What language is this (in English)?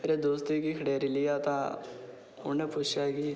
Dogri